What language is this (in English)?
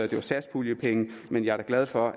Danish